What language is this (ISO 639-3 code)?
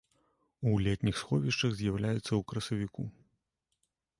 bel